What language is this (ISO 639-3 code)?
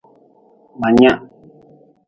nmz